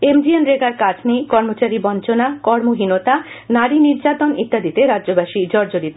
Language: Bangla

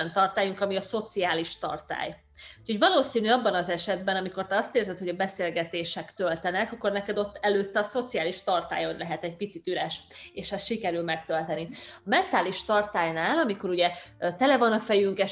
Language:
Hungarian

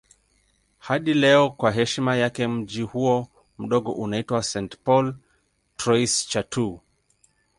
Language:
Swahili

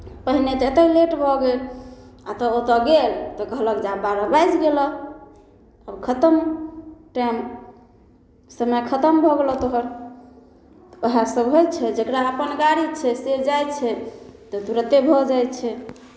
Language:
Maithili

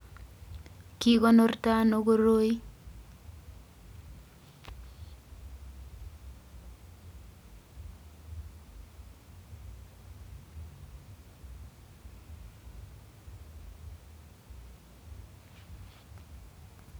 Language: Kalenjin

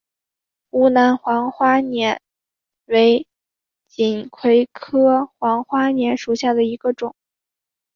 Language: Chinese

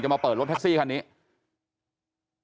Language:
Thai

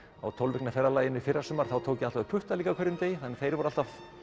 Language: Icelandic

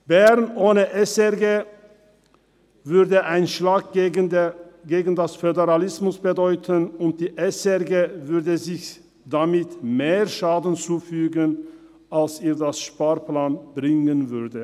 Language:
Swiss German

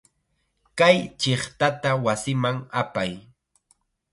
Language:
Chiquián Ancash Quechua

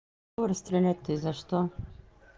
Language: Russian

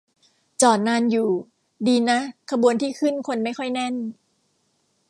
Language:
Thai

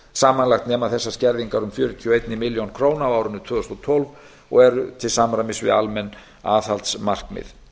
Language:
Icelandic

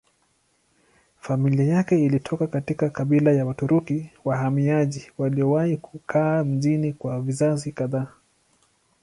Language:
Swahili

